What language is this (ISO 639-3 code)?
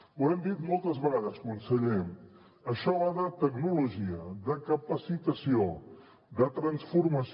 cat